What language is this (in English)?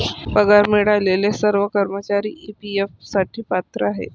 Marathi